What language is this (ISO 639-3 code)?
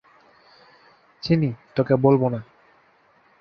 ben